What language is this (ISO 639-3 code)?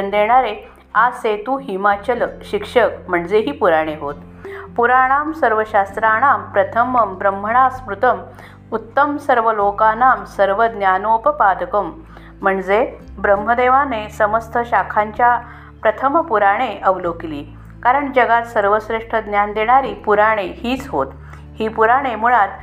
mar